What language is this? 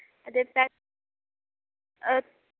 Dogri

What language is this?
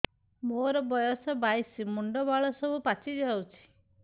Odia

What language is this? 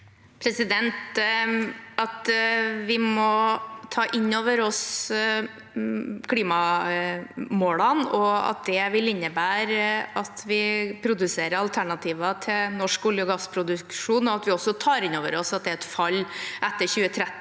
Norwegian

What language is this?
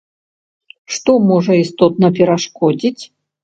Belarusian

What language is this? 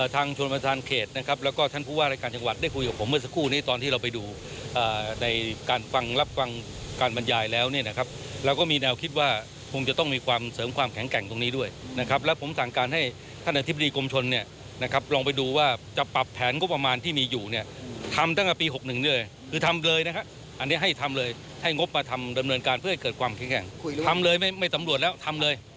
Thai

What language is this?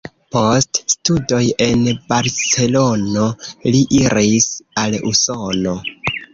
Esperanto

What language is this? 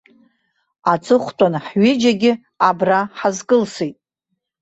Abkhazian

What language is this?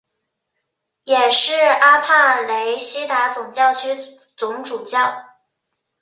Chinese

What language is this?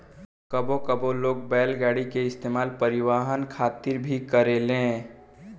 Bhojpuri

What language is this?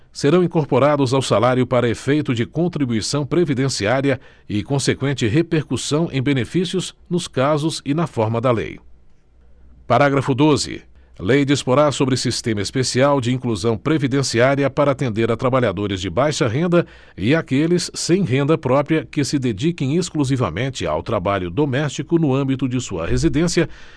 Portuguese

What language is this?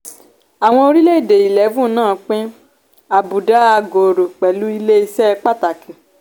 Yoruba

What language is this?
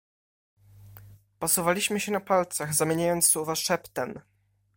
Polish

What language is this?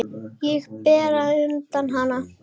Icelandic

